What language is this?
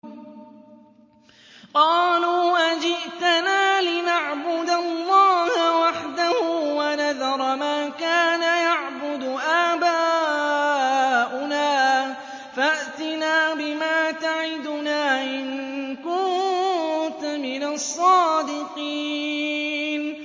Arabic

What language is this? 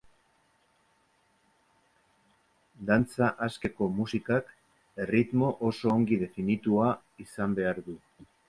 Basque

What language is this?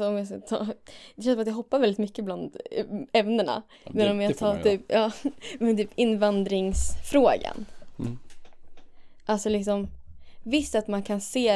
Swedish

